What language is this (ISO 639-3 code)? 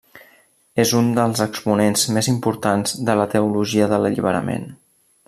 cat